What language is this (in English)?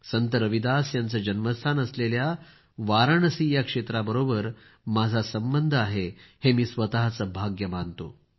Marathi